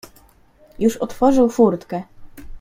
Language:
Polish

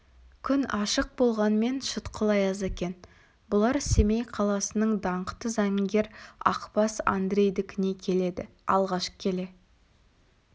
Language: Kazakh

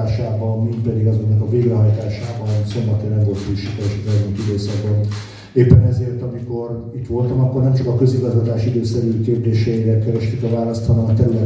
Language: Hungarian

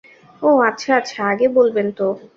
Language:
Bangla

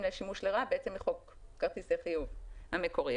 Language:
Hebrew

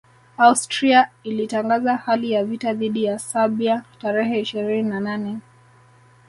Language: Swahili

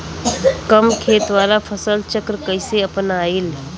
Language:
Bhojpuri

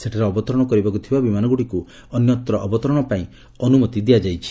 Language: Odia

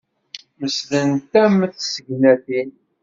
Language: Kabyle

